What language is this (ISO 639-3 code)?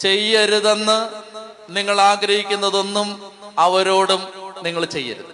mal